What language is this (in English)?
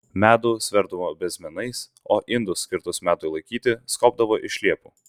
Lithuanian